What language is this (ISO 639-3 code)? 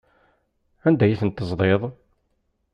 kab